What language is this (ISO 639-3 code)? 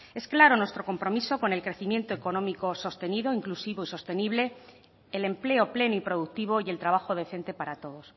spa